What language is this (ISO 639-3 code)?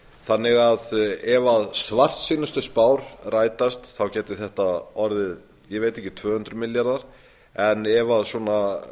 isl